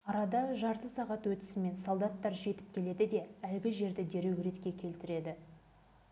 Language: Kazakh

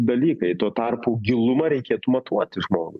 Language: Lithuanian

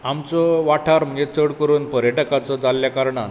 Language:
Konkani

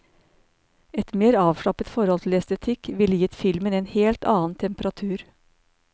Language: Norwegian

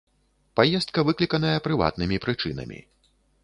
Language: Belarusian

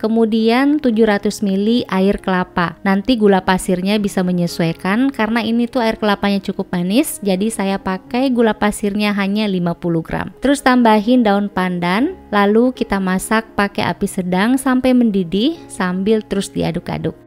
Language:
Indonesian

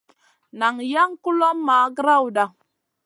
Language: Masana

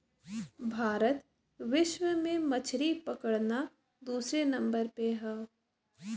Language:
Bhojpuri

